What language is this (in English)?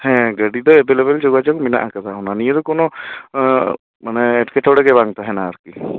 Santali